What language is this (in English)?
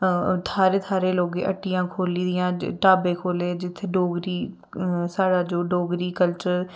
Dogri